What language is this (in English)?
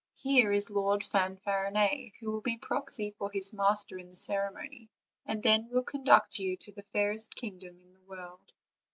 English